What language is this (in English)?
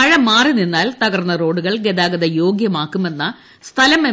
Malayalam